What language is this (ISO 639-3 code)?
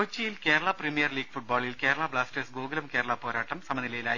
mal